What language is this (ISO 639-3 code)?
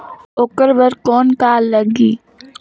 hne